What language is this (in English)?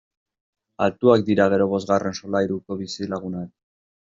Basque